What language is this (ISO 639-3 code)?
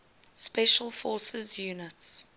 eng